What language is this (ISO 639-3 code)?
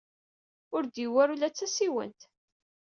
kab